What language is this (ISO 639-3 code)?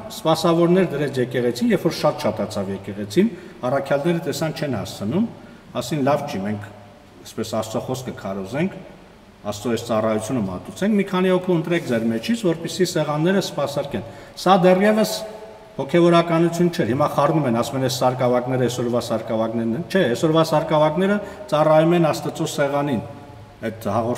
tur